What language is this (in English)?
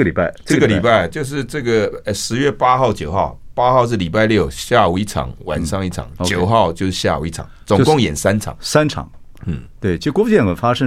Chinese